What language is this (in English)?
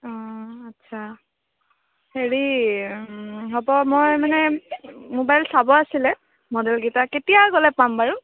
Assamese